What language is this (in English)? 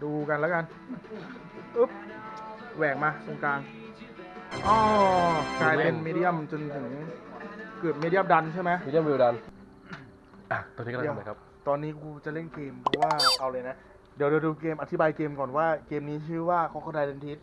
Thai